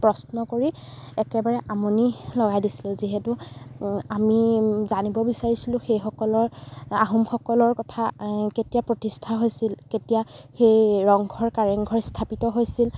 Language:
Assamese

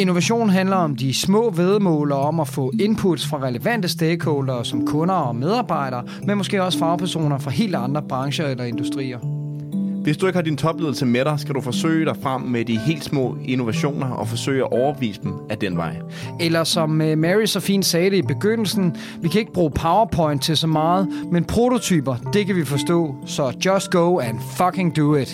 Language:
Danish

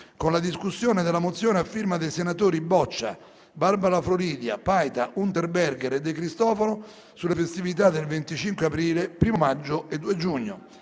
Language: Italian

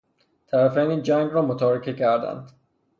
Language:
Persian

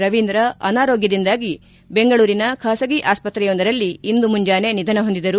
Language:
Kannada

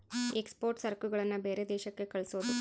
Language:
Kannada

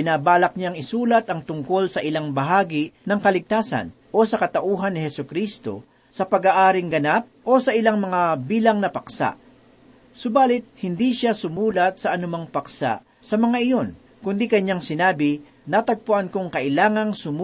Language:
Filipino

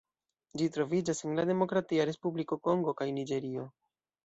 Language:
Esperanto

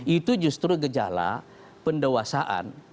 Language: Indonesian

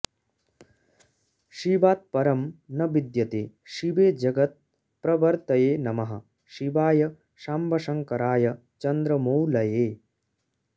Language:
Sanskrit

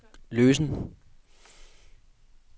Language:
Danish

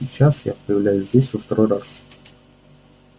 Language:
Russian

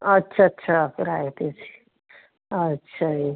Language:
Punjabi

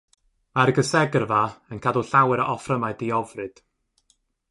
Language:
Welsh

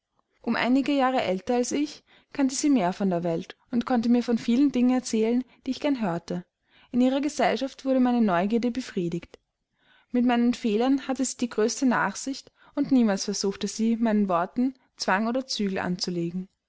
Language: German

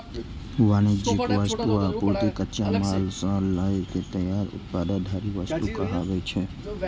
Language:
Maithili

